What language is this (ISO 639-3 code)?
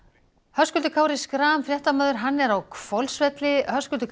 isl